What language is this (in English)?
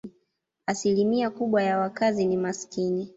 Swahili